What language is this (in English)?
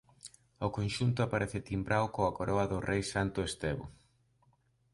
Galician